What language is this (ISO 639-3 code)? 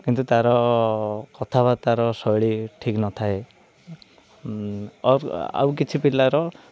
ori